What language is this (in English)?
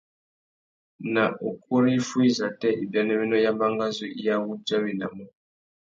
Tuki